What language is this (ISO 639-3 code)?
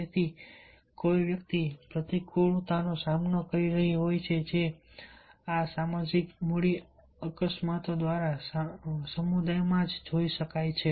guj